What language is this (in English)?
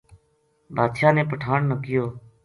Gujari